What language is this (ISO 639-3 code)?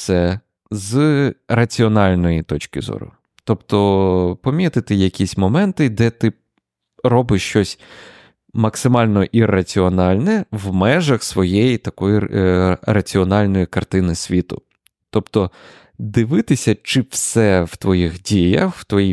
ukr